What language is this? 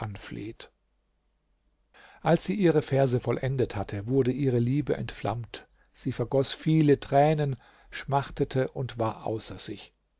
German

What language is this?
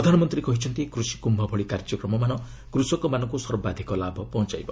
Odia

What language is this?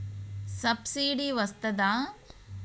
Telugu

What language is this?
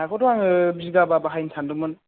Bodo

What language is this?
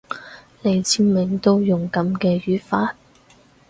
Cantonese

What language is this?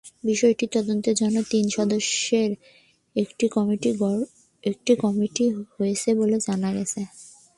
Bangla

